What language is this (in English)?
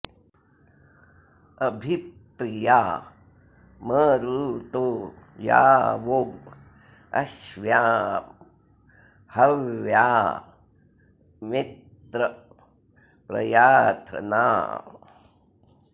Sanskrit